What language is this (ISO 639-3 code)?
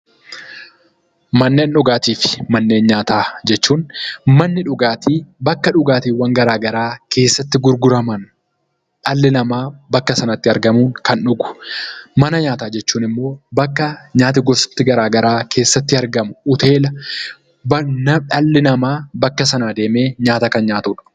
orm